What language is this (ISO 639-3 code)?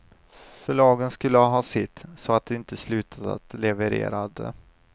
swe